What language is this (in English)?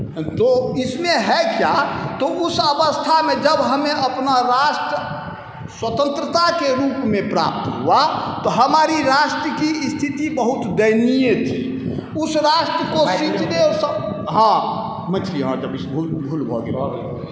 Maithili